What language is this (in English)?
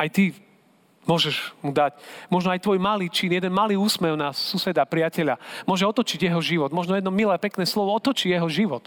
Slovak